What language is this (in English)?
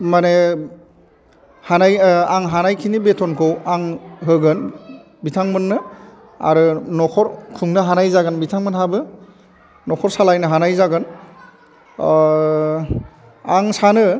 Bodo